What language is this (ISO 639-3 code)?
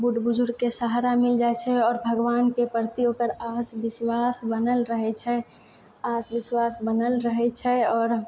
mai